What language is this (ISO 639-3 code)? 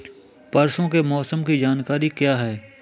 hin